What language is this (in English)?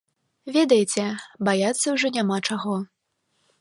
Belarusian